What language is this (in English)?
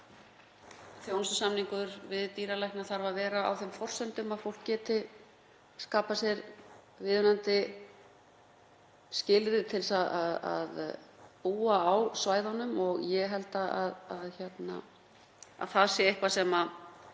Icelandic